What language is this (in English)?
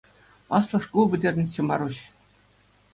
Chuvash